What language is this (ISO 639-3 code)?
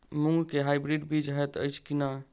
mai